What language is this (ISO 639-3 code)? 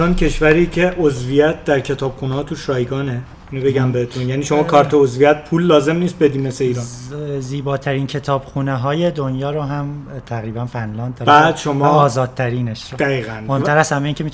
fas